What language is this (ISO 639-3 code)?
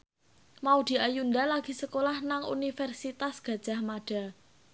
jav